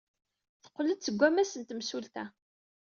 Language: Kabyle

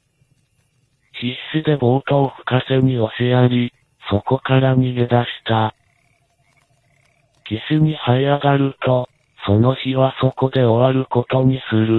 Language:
Japanese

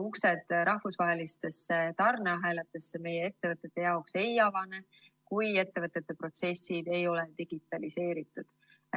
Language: Estonian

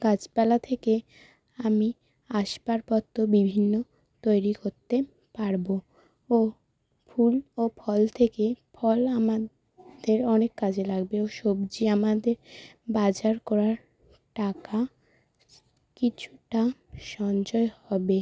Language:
Bangla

